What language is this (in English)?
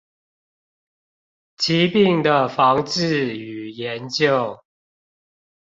Chinese